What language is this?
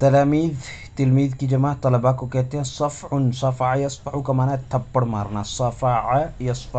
Arabic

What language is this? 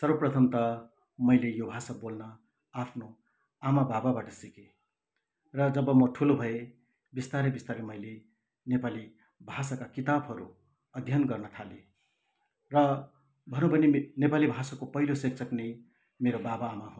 Nepali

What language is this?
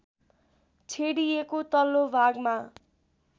Nepali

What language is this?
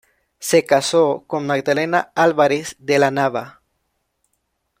Spanish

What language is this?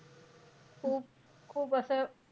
Marathi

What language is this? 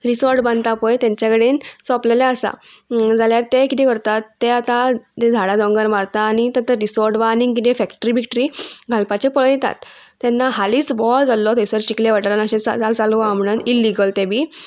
Konkani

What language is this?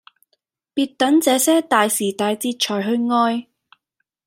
Cantonese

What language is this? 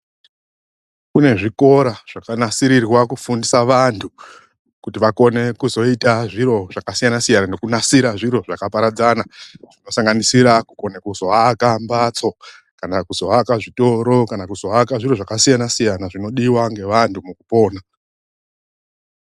Ndau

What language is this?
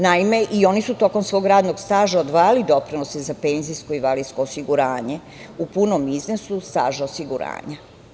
Serbian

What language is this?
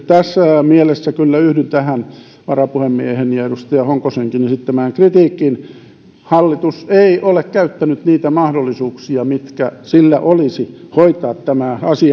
Finnish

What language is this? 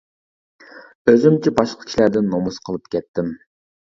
Uyghur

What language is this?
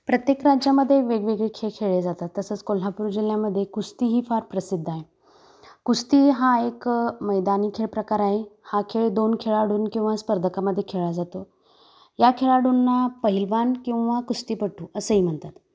Marathi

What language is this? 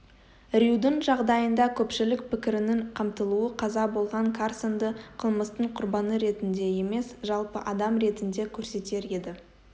Kazakh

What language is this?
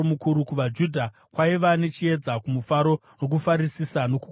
Shona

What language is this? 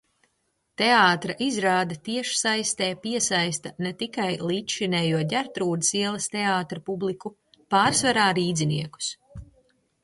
Latvian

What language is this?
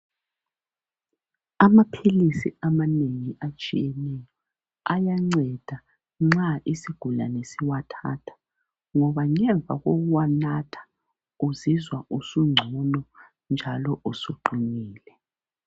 North Ndebele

